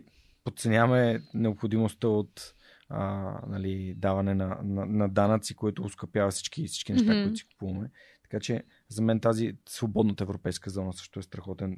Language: Bulgarian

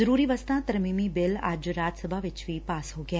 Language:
Punjabi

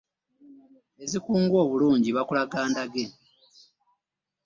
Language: Ganda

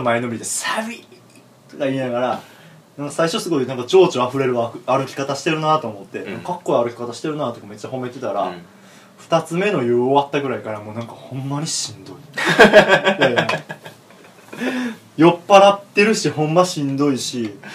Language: Japanese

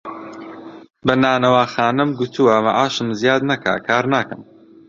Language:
Central Kurdish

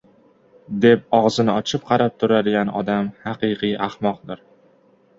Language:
Uzbek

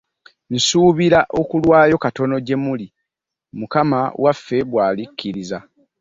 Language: Ganda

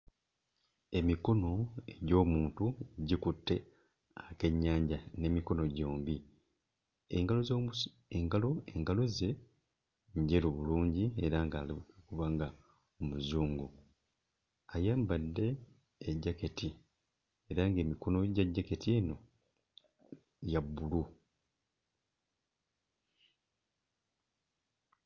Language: Ganda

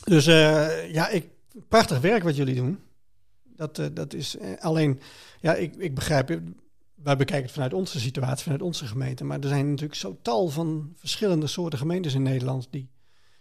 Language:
Dutch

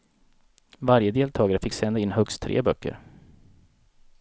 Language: Swedish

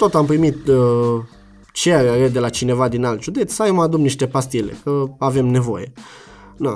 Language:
Romanian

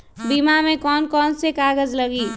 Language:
Magahi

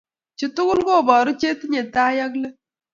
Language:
Kalenjin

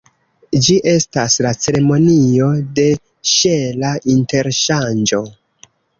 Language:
Esperanto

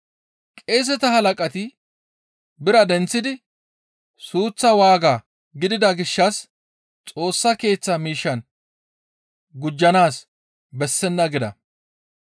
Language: Gamo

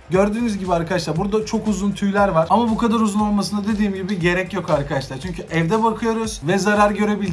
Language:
Turkish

